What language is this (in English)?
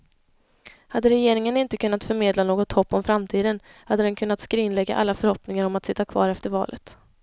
Swedish